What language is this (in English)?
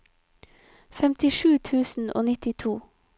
Norwegian